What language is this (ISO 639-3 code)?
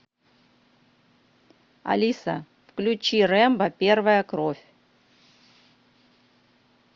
rus